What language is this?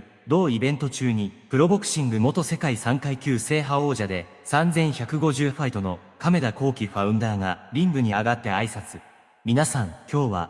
Japanese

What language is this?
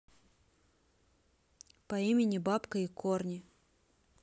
Russian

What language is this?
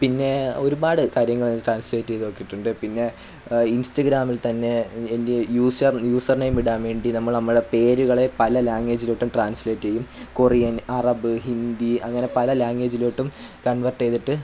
Malayalam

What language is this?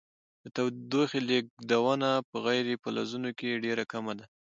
Pashto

